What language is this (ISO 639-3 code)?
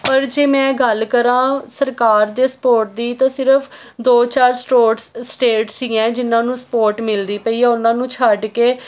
pan